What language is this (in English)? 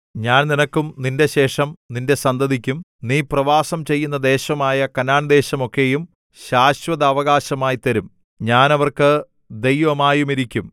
Malayalam